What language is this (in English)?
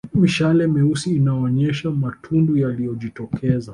Swahili